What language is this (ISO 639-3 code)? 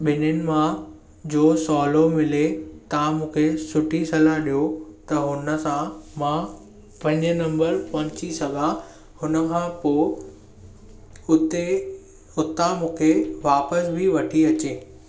snd